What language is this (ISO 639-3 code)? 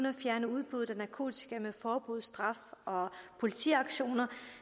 dan